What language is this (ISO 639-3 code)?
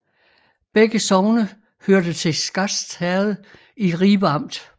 dan